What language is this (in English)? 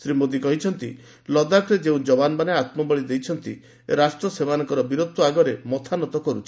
Odia